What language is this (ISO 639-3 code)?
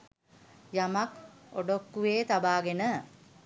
sin